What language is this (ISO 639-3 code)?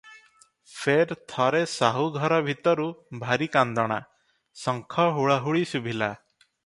ori